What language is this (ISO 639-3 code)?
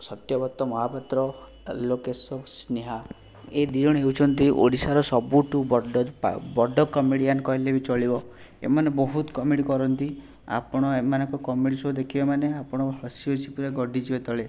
ori